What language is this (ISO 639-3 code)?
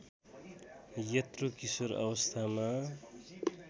nep